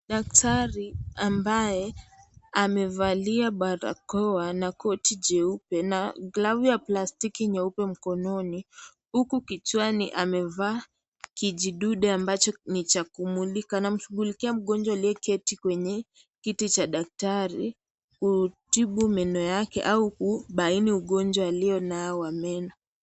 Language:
Swahili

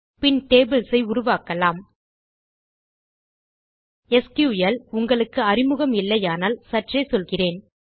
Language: Tamil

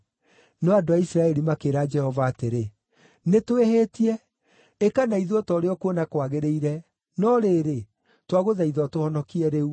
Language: Kikuyu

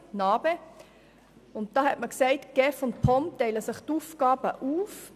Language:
Swiss German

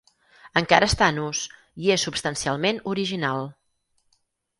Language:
Catalan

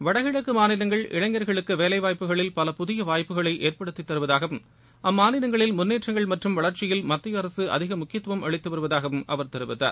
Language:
Tamil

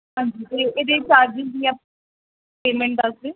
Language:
Punjabi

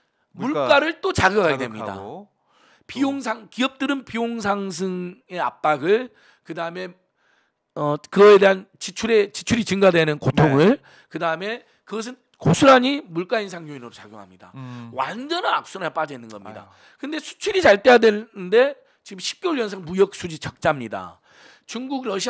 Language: Korean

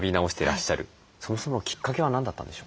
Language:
Japanese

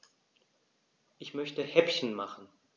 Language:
German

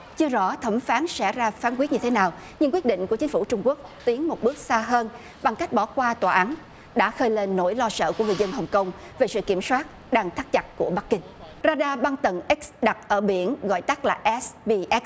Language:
Vietnamese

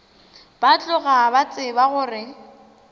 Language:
Northern Sotho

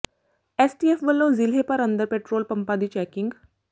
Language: Punjabi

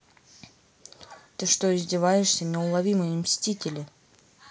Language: Russian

